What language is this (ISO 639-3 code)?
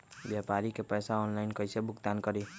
mag